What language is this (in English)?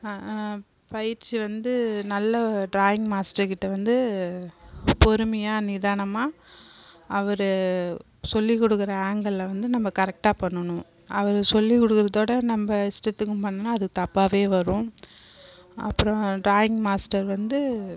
Tamil